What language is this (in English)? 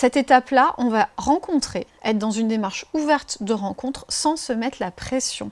French